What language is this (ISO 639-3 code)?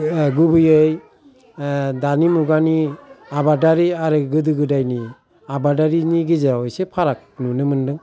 brx